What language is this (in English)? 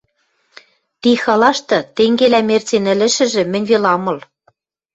Western Mari